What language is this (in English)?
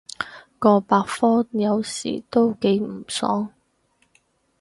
Cantonese